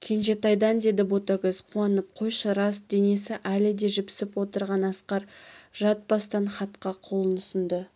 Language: Kazakh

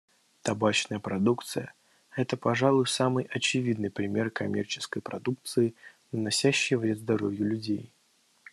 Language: Russian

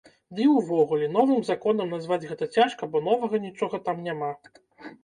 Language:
Belarusian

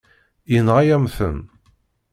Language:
Kabyle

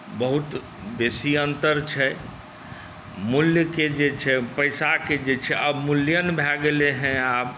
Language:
Maithili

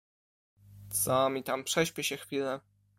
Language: Polish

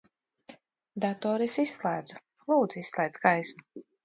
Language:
Latvian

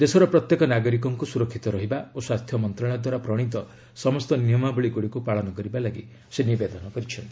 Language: Odia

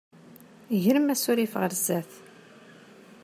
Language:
Kabyle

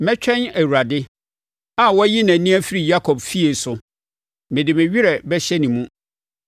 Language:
Akan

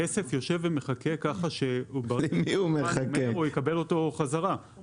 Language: Hebrew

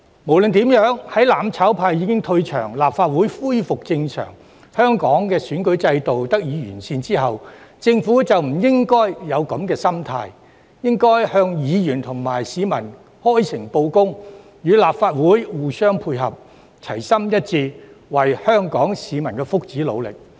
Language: Cantonese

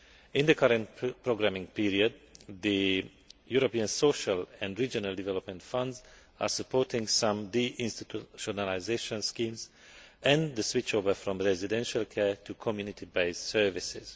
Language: English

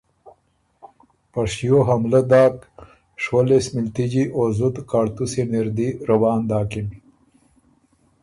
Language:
Ormuri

